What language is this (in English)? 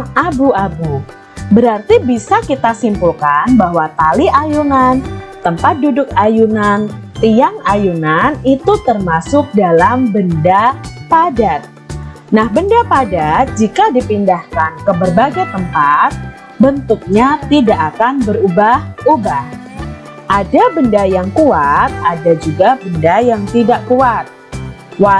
Indonesian